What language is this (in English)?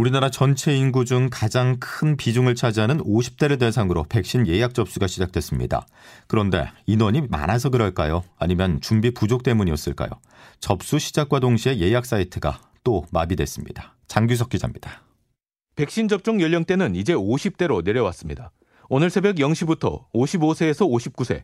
Korean